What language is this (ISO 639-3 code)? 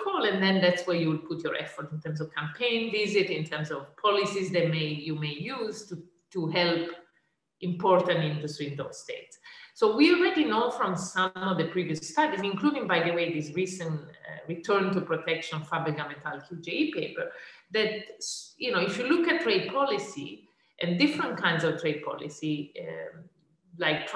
eng